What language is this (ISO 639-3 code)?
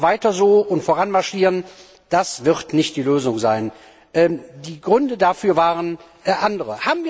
deu